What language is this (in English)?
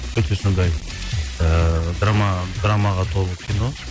Kazakh